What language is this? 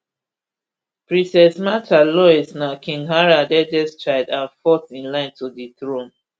Nigerian Pidgin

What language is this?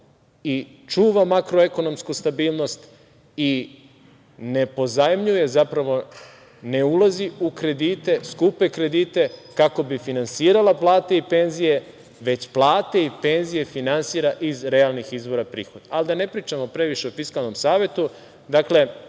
Serbian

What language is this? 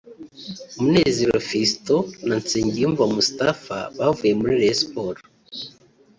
Kinyarwanda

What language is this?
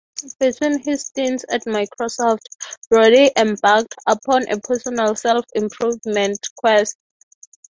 English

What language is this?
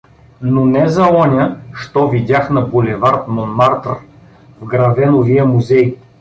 Bulgarian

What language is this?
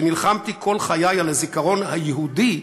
Hebrew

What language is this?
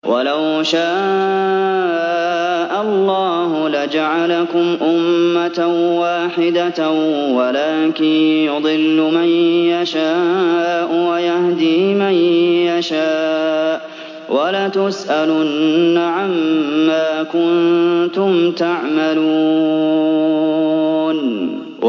Arabic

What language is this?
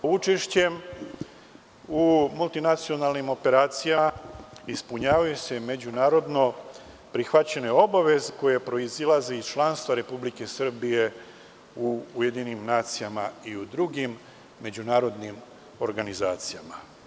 Serbian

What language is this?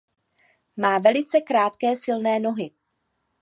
Czech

